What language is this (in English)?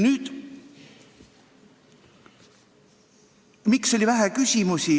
Estonian